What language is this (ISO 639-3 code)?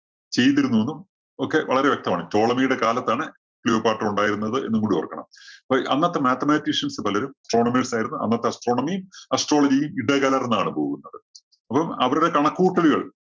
mal